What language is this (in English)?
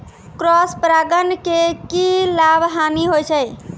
Maithili